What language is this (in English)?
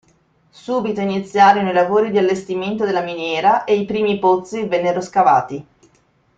Italian